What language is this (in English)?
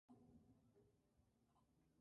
Spanish